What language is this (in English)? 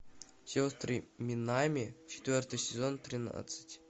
Russian